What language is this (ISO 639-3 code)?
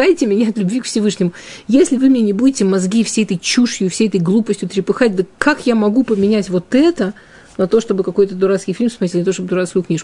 rus